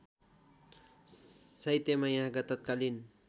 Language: Nepali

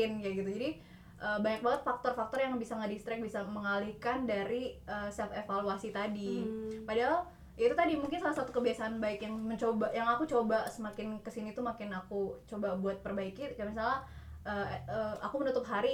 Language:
Indonesian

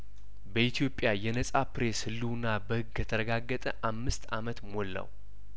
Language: Amharic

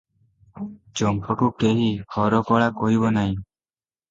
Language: Odia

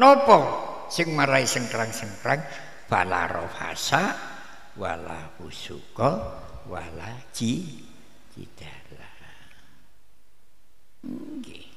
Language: Indonesian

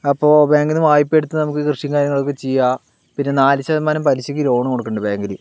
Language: Malayalam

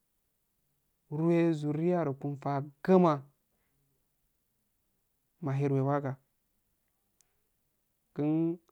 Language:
Afade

